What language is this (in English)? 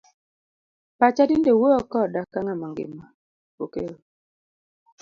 Luo (Kenya and Tanzania)